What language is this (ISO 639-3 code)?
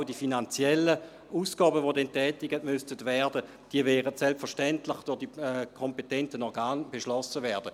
gsw